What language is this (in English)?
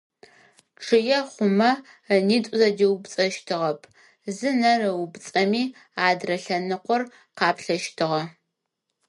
Adyghe